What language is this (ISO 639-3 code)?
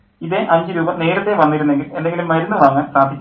mal